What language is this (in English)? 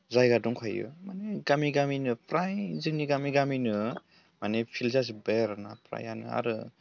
Bodo